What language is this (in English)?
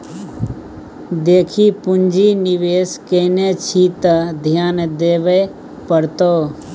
Maithili